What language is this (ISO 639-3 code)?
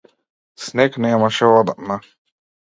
mkd